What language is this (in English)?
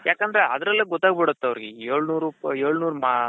Kannada